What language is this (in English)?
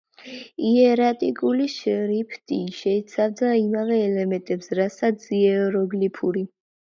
Georgian